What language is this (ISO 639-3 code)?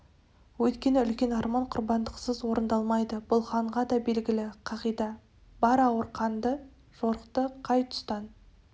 kaz